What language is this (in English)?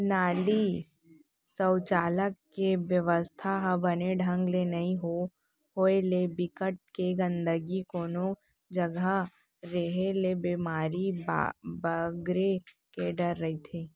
Chhattisgarhi